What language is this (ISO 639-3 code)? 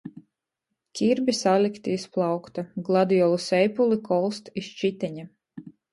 ltg